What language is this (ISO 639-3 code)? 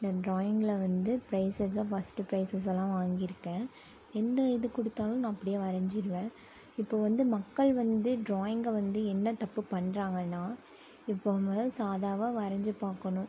tam